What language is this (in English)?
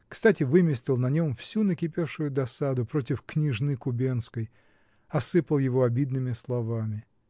Russian